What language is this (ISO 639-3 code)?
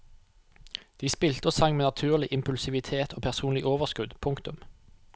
nor